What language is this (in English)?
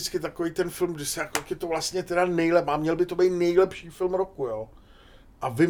Czech